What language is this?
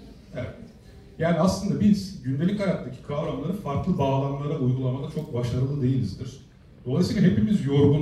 Turkish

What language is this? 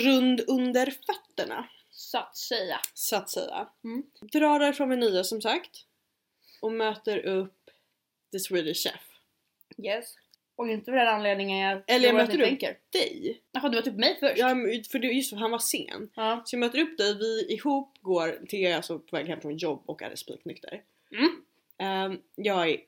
Swedish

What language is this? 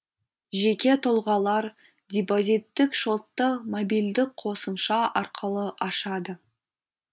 Kazakh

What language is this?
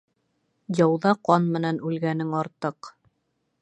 Bashkir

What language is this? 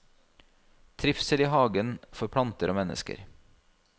Norwegian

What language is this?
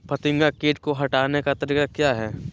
Magahi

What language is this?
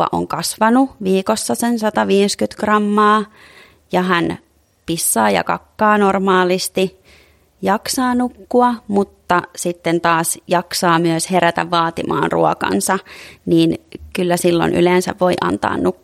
Finnish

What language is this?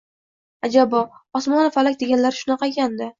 Uzbek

